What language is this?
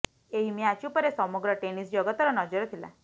Odia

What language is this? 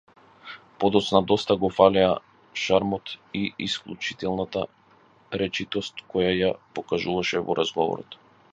Macedonian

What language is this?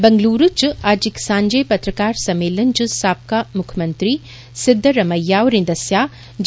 Dogri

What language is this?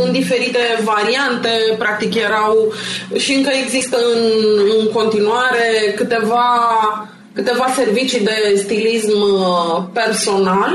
Romanian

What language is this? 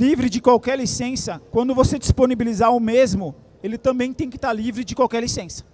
Portuguese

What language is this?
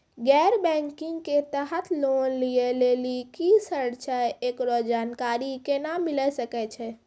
Maithili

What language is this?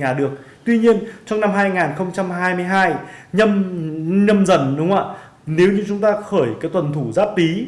Vietnamese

